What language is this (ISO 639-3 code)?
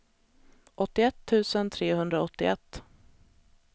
swe